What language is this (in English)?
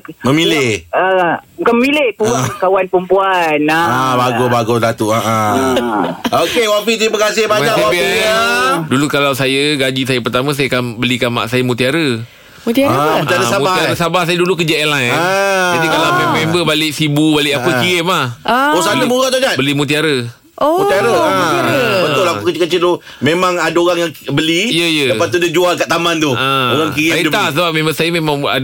Malay